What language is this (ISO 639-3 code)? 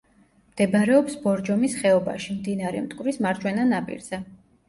kat